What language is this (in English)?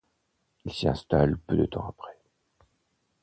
French